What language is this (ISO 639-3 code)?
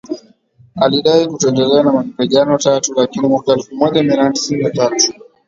swa